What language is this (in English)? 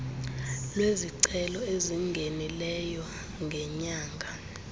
Xhosa